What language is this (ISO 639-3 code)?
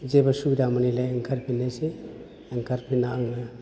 brx